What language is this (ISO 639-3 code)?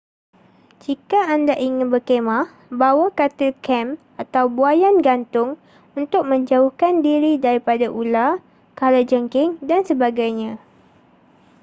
msa